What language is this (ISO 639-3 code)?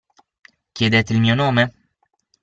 ita